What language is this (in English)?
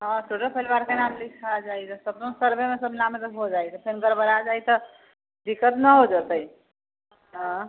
Maithili